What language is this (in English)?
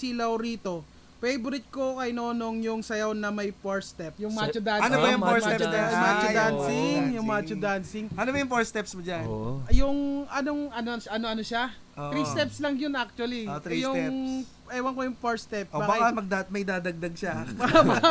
Filipino